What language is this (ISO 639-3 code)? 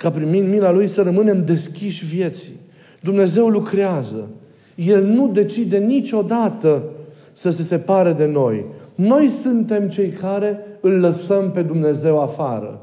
ron